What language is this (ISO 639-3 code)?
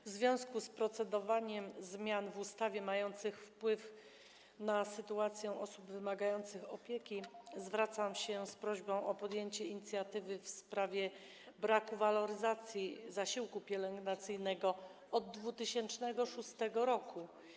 pol